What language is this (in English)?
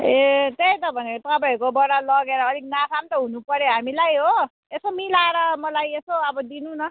Nepali